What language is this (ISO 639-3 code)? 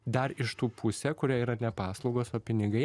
lit